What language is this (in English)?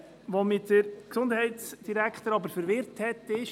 Swiss German